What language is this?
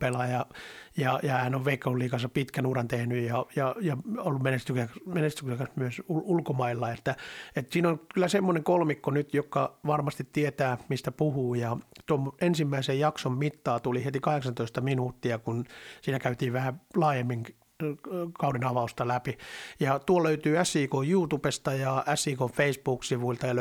Finnish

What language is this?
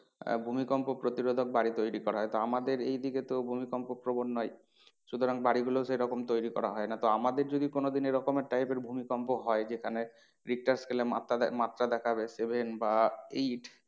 Bangla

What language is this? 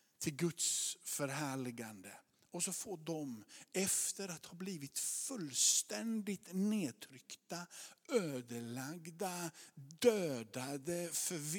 Swedish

